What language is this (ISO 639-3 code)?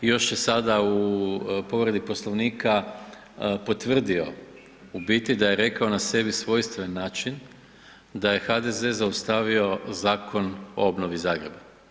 hrv